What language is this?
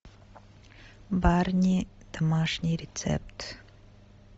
Russian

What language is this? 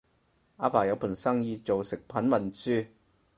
Cantonese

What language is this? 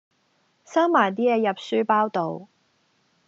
Cantonese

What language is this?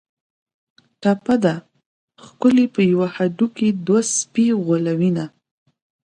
Pashto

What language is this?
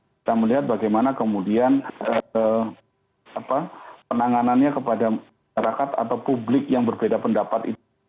Indonesian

